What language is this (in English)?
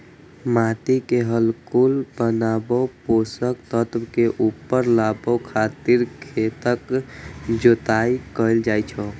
Maithili